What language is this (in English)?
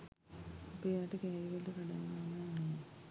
Sinhala